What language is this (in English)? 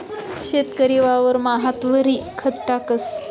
Marathi